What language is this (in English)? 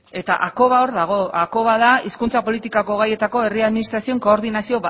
Basque